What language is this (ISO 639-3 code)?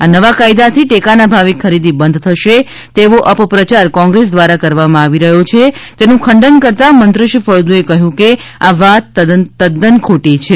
guj